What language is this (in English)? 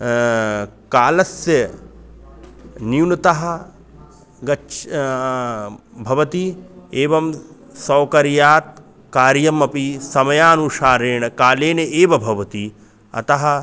Sanskrit